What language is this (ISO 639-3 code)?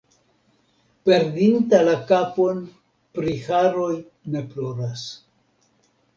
epo